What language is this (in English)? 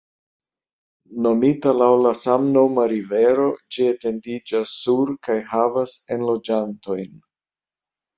Esperanto